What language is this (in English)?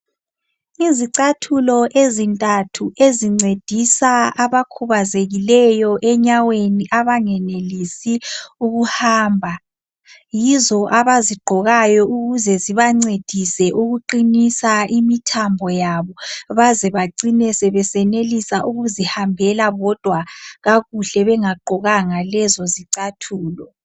North Ndebele